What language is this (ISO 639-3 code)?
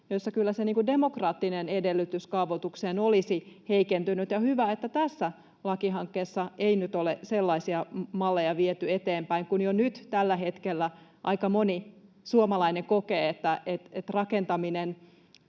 fin